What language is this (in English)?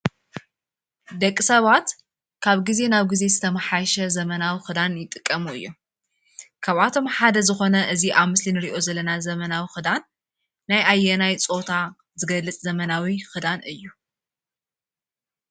Tigrinya